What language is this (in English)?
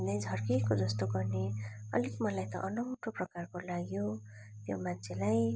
Nepali